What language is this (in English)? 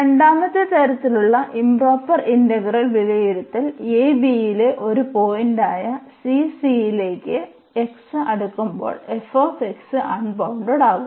Malayalam